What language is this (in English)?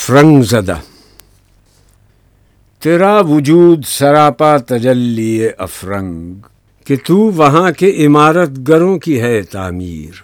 Urdu